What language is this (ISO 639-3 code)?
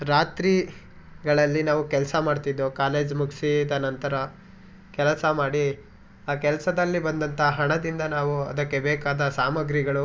kan